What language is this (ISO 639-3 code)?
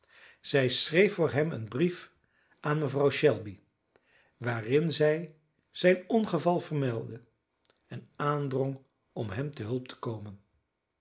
nld